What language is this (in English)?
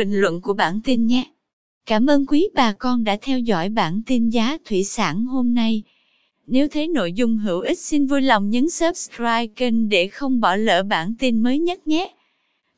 Vietnamese